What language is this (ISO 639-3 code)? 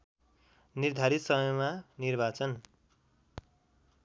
nep